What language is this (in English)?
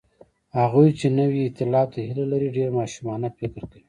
Pashto